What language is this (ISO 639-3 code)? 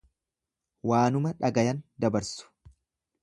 orm